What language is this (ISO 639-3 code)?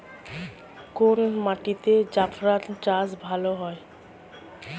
ben